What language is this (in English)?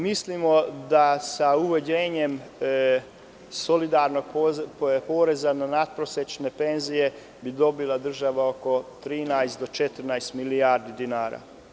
Serbian